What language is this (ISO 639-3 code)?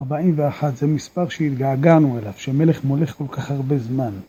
heb